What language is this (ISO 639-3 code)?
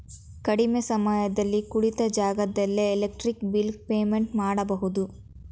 kan